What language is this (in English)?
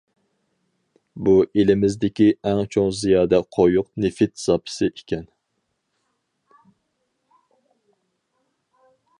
Uyghur